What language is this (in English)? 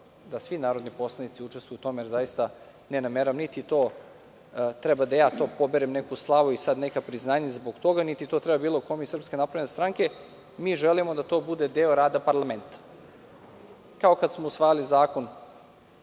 Serbian